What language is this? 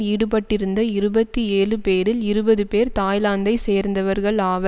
Tamil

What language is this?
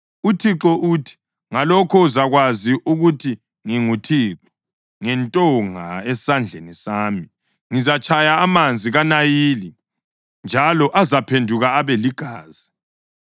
North Ndebele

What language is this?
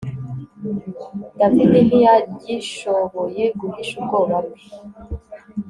Kinyarwanda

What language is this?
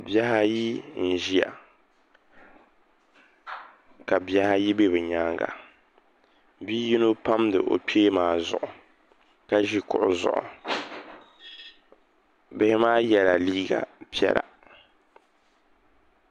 Dagbani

